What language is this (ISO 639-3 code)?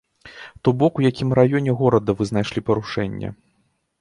bel